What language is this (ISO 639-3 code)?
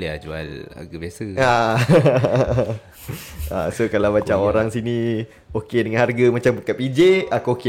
msa